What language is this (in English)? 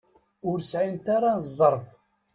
Kabyle